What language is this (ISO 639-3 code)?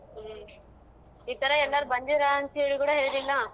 kan